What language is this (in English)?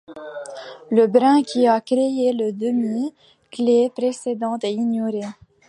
French